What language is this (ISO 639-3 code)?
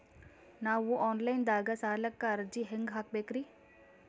kan